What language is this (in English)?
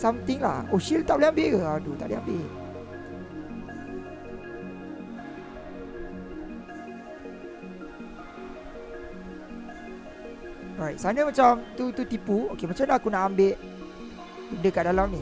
Malay